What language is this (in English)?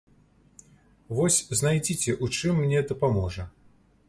Belarusian